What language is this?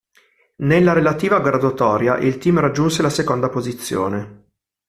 Italian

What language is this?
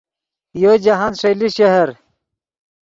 Yidgha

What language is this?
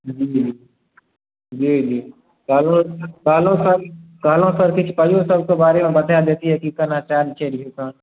Maithili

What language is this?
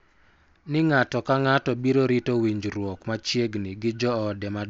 Luo (Kenya and Tanzania)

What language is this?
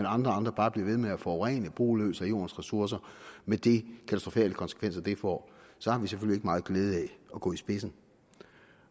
Danish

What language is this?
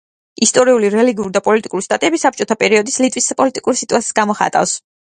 Georgian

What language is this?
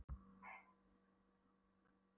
Icelandic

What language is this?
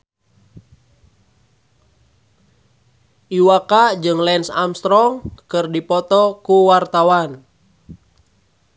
Sundanese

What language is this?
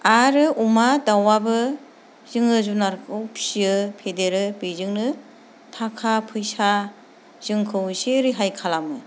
Bodo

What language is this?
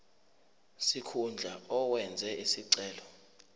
Zulu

